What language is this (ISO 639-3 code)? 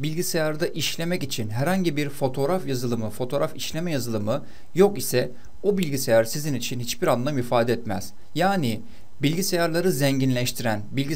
tur